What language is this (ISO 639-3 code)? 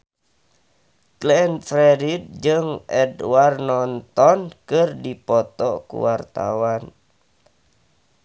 sun